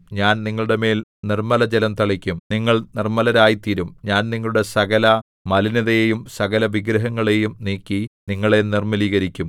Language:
Malayalam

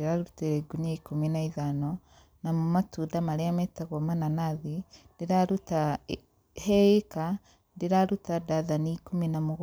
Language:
Kikuyu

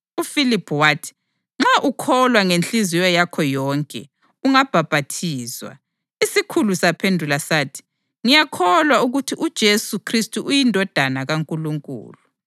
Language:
North Ndebele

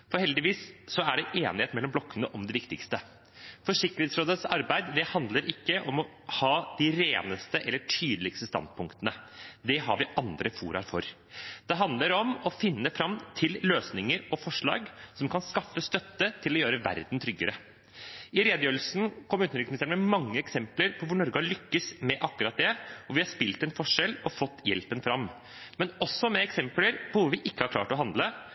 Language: Norwegian Bokmål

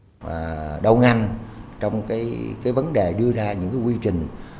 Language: Vietnamese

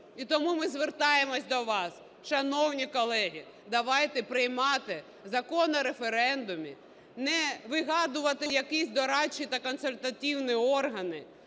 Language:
Ukrainian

